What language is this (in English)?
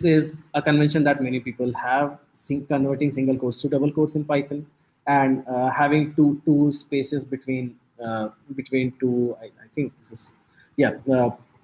English